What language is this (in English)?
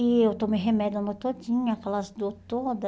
Portuguese